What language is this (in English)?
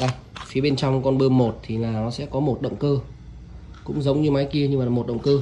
Vietnamese